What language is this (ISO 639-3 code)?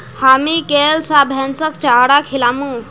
mag